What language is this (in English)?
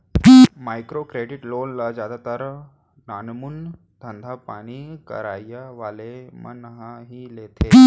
Chhattisgarhi